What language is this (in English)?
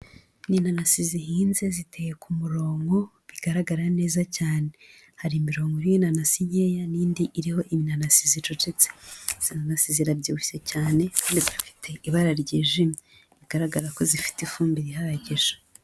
Kinyarwanda